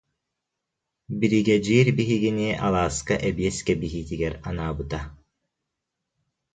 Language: Yakut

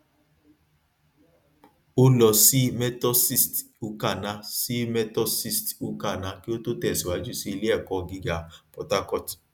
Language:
Yoruba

